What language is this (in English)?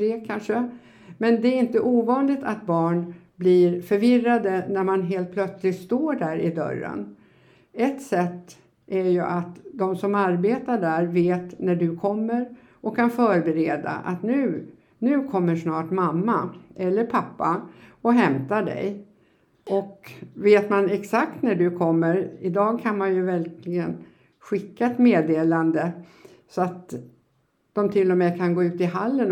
Swedish